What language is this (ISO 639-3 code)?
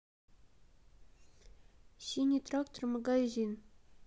rus